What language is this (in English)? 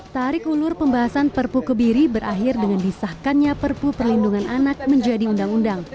Indonesian